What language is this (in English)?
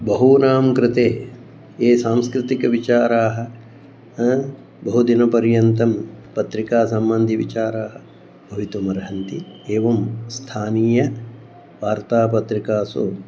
Sanskrit